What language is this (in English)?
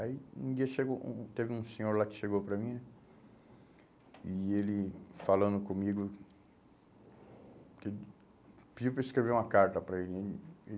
Portuguese